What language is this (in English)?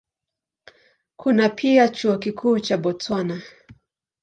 Swahili